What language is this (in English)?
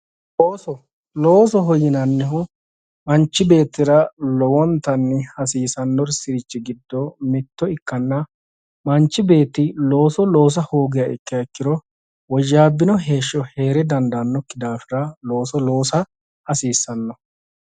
Sidamo